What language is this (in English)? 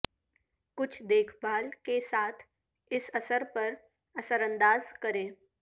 Urdu